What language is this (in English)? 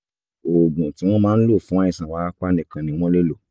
Yoruba